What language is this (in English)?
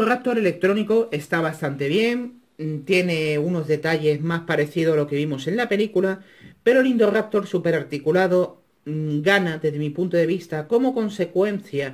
Spanish